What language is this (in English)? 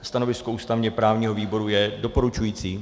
Czech